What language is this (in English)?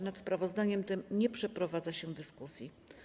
Polish